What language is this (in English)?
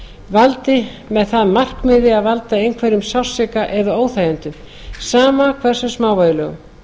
Icelandic